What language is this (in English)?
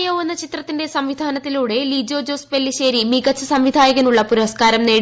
Malayalam